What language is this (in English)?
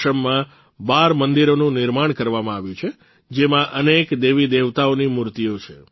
Gujarati